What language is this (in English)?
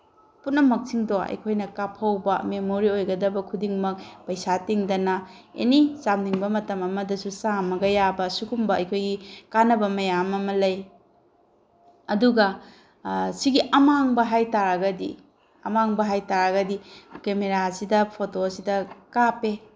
Manipuri